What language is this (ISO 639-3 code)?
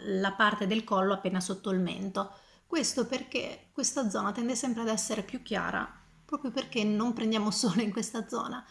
ita